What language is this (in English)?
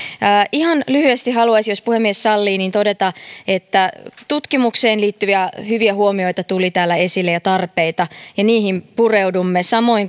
Finnish